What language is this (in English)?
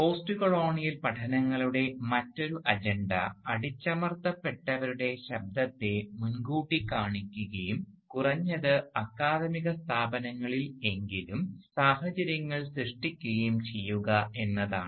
Malayalam